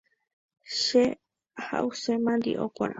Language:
Guarani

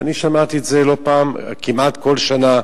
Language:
Hebrew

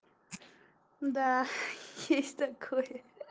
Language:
Russian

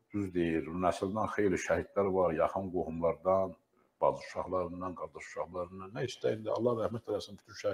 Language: Turkish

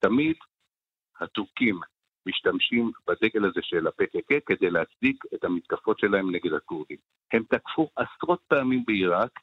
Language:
Hebrew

